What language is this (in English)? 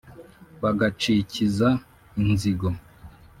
Kinyarwanda